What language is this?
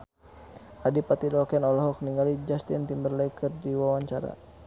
Sundanese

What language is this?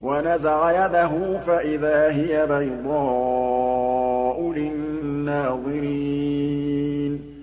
Arabic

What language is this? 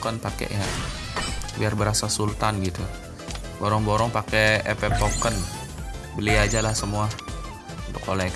Indonesian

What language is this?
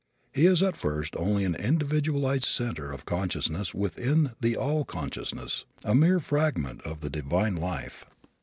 English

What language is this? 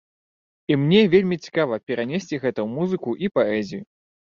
Belarusian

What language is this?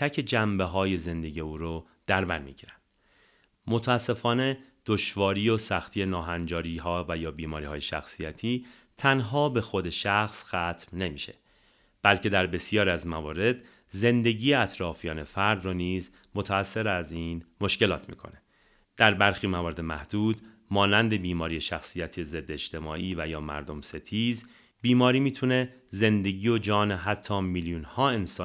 Persian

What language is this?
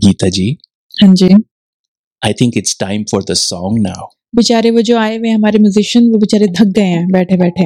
Hindi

